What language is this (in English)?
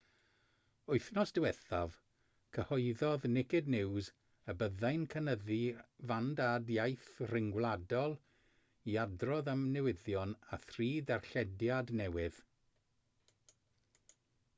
Welsh